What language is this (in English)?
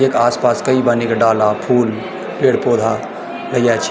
Garhwali